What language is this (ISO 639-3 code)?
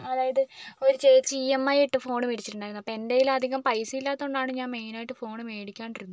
mal